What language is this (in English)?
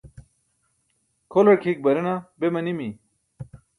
Burushaski